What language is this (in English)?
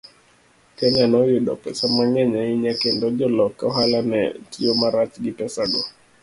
Luo (Kenya and Tanzania)